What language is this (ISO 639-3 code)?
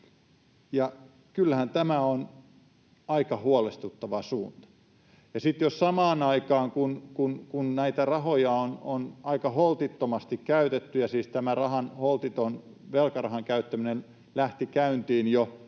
fin